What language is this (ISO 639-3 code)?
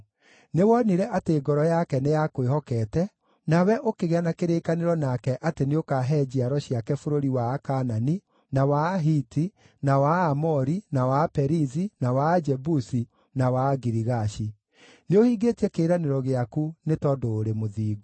kik